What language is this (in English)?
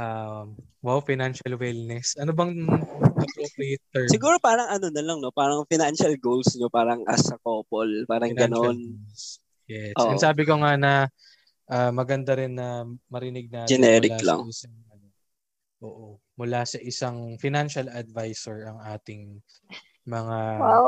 Filipino